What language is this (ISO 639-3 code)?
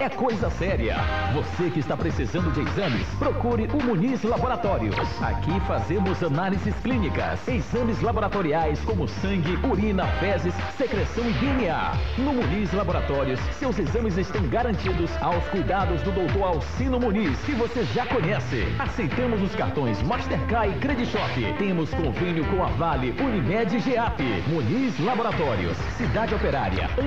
por